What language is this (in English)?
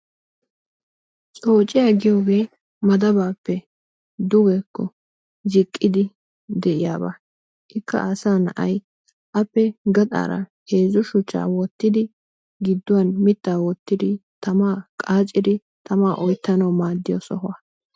Wolaytta